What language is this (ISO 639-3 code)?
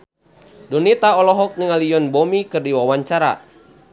sun